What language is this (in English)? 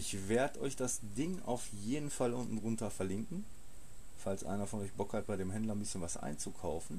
German